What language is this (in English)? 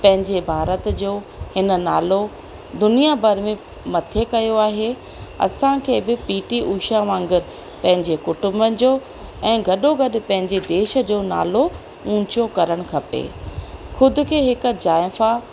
Sindhi